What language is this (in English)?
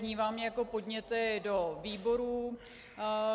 Czech